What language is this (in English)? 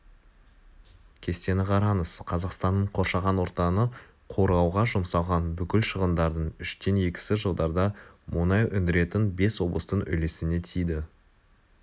Kazakh